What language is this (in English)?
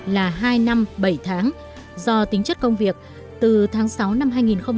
Vietnamese